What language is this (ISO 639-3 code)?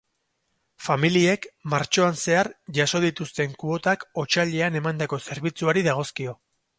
eus